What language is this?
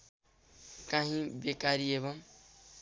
Nepali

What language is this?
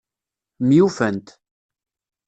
Kabyle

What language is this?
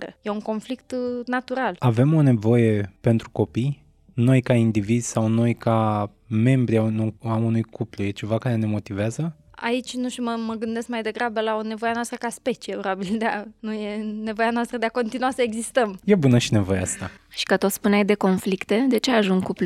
Romanian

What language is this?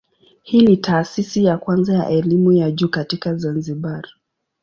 Swahili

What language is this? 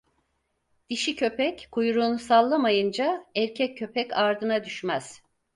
Turkish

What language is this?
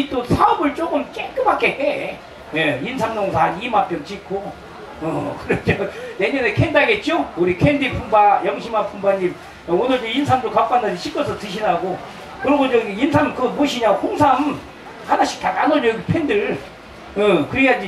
Korean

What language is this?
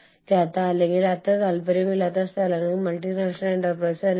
Malayalam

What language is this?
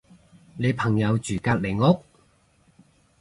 Cantonese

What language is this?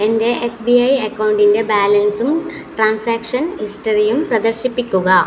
Malayalam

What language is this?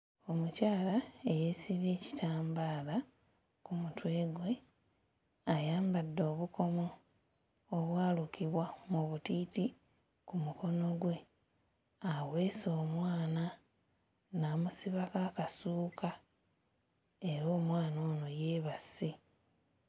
Ganda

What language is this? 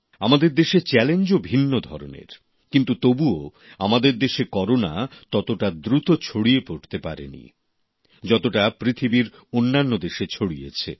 Bangla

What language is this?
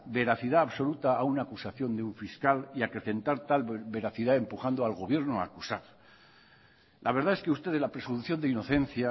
Spanish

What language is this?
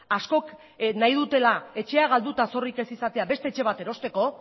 Basque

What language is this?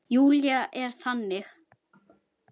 Icelandic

